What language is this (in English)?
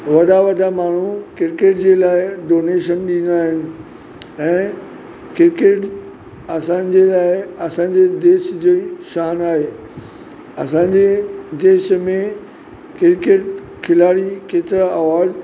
Sindhi